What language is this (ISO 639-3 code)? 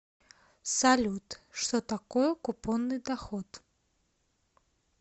rus